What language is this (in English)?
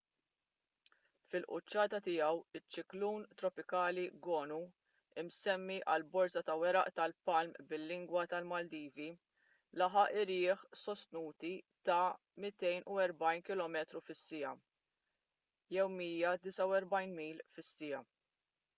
Maltese